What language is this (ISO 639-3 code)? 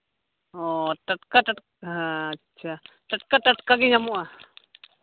sat